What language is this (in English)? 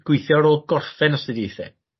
Welsh